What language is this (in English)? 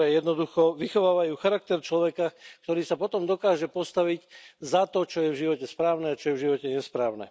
Slovak